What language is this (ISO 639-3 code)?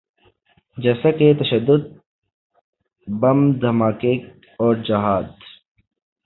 urd